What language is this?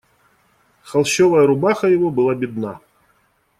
Russian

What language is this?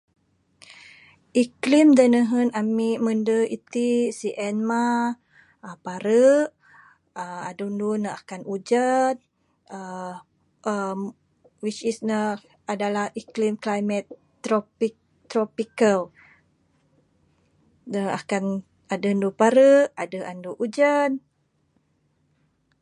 Bukar-Sadung Bidayuh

